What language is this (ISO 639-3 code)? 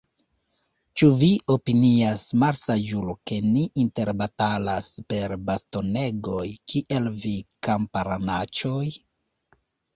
epo